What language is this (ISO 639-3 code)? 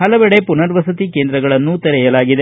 kan